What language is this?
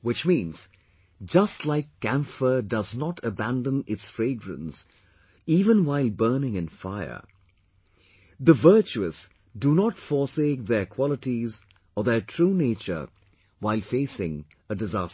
English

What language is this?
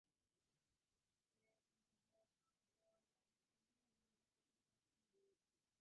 Divehi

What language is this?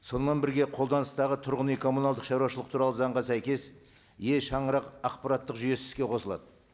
Kazakh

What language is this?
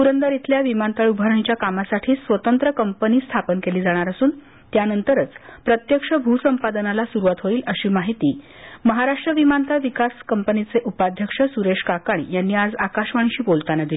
Marathi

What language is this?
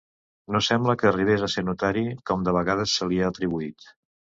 Catalan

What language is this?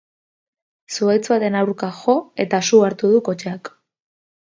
Basque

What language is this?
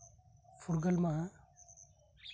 Santali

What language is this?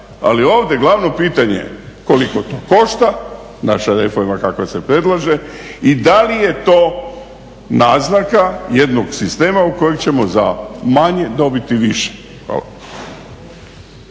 Croatian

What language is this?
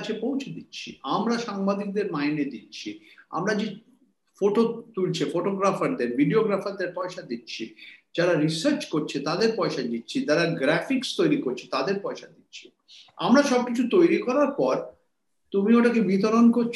Bangla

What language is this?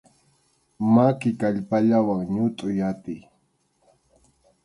Arequipa-La Unión Quechua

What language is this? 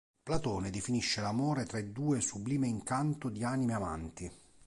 Italian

